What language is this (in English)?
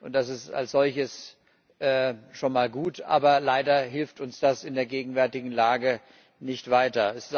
German